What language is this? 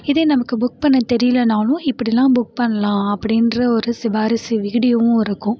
Tamil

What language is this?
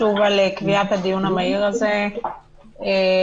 Hebrew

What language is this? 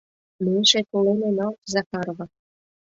Mari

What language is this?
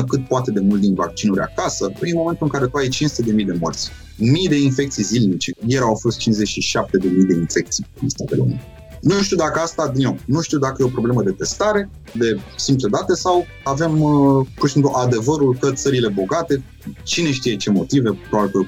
Romanian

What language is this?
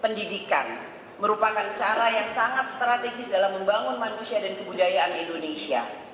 Indonesian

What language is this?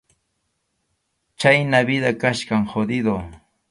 Arequipa-La Unión Quechua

